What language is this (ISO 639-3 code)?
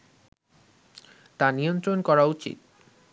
ben